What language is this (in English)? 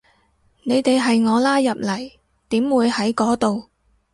Cantonese